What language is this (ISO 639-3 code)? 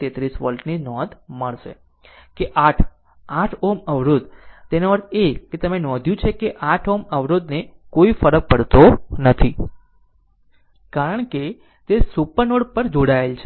guj